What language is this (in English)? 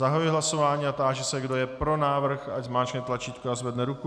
Czech